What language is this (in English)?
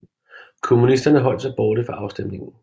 Danish